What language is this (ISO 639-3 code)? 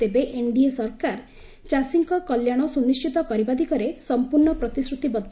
ori